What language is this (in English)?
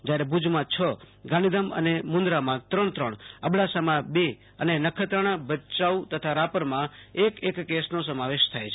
Gujarati